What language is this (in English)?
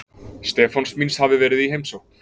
Icelandic